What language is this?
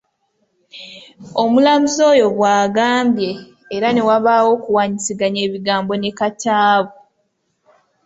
Ganda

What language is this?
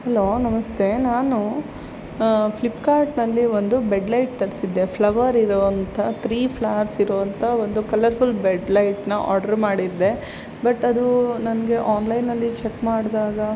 Kannada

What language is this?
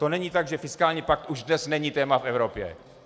Czech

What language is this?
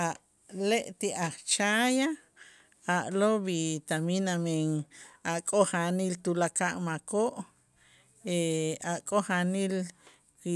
Itzá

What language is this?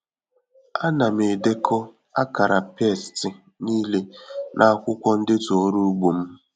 Igbo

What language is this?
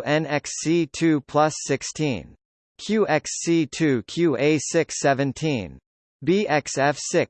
English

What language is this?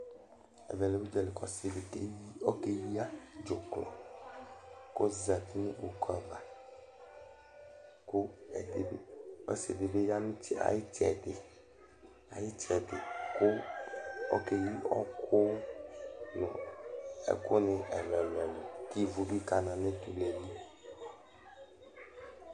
Ikposo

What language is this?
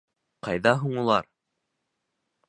Bashkir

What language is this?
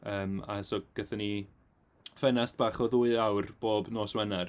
Welsh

